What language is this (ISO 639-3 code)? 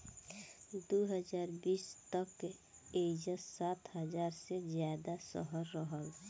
bho